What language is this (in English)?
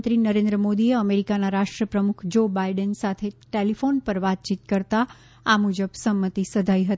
Gujarati